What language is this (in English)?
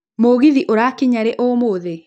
Kikuyu